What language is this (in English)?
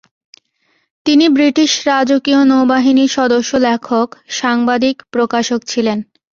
Bangla